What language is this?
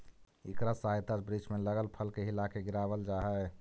Magahi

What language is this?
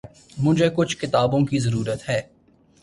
Urdu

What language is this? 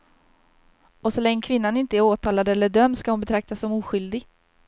Swedish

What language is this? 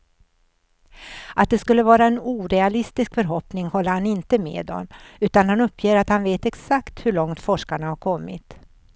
Swedish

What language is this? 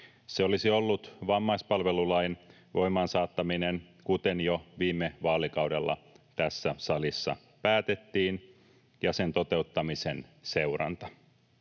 Finnish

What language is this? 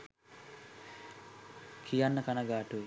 Sinhala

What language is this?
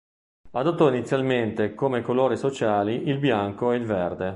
Italian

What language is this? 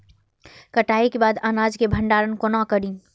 Maithili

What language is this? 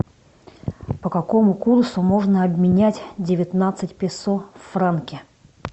Russian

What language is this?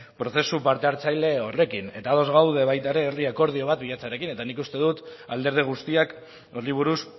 Basque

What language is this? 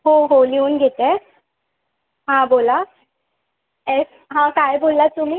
Marathi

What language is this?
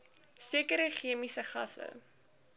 Afrikaans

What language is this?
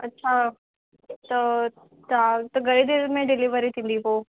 Sindhi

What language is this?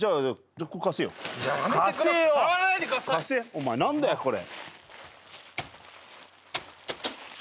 Japanese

